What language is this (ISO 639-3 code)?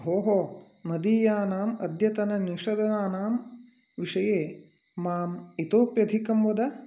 san